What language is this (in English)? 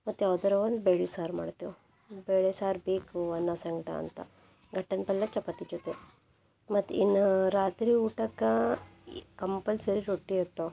Kannada